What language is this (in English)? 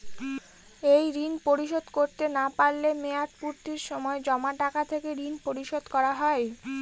Bangla